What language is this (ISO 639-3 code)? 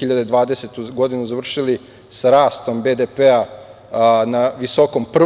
srp